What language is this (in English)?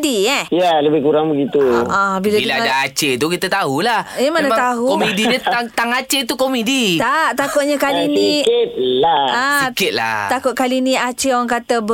Malay